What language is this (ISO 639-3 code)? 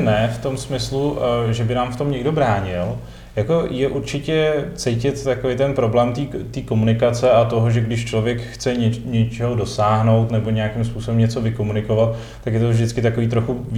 ces